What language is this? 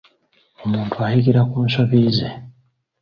Ganda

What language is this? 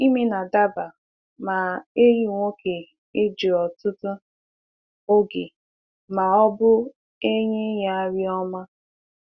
Igbo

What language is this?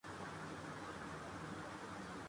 Urdu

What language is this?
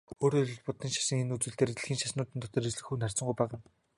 Mongolian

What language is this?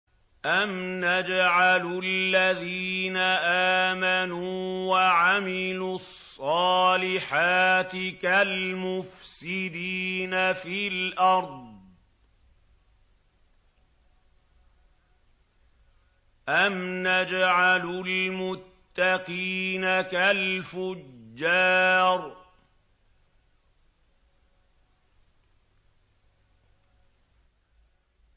Arabic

